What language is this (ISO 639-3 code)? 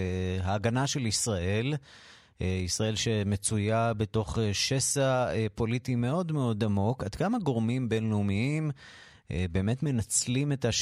heb